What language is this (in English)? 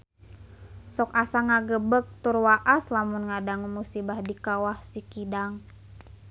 Sundanese